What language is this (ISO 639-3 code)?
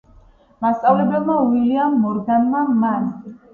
kat